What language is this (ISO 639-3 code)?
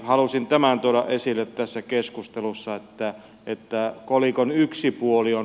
fin